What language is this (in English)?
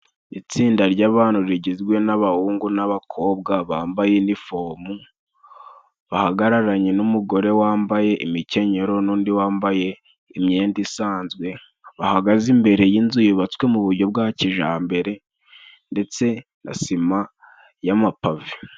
Kinyarwanda